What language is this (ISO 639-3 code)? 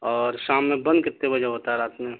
urd